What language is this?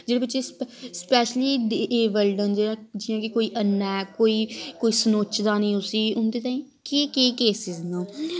Dogri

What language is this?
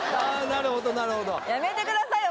Japanese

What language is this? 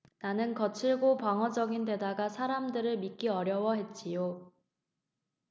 Korean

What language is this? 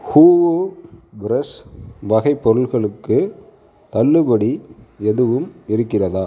Tamil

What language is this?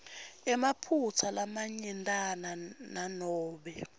Swati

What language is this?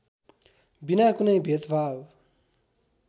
Nepali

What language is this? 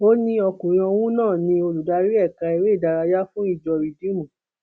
Yoruba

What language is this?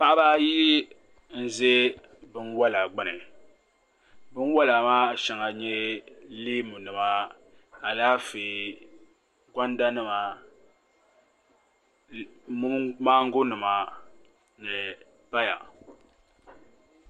Dagbani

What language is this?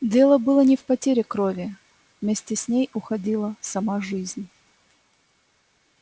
Russian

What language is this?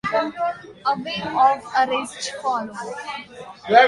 English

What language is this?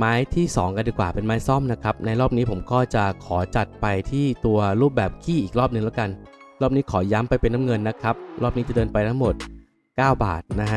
Thai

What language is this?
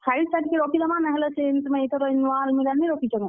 Odia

